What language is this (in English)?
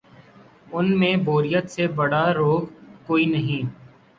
Urdu